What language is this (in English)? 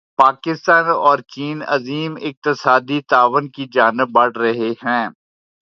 Urdu